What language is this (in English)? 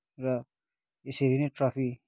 Nepali